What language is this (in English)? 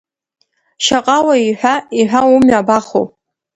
Abkhazian